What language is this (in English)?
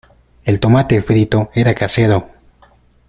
Spanish